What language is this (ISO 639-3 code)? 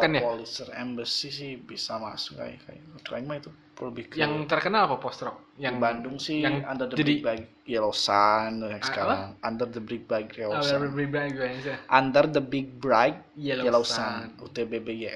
ind